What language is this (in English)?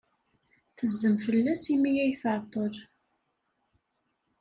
Kabyle